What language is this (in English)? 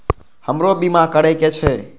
Maithili